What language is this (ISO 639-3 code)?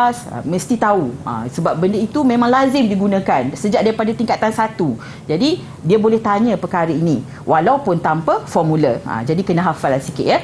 msa